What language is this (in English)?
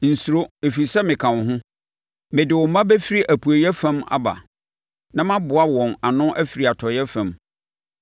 Akan